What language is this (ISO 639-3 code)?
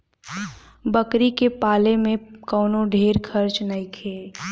bho